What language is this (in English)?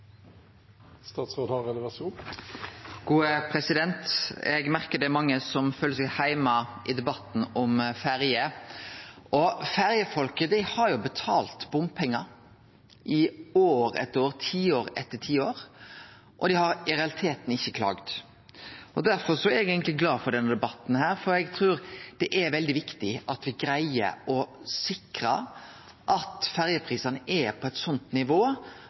Norwegian Nynorsk